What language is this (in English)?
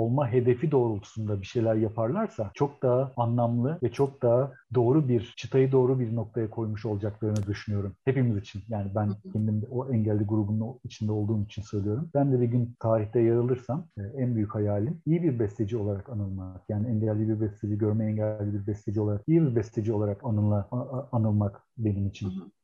Turkish